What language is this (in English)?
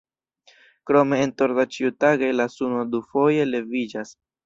Esperanto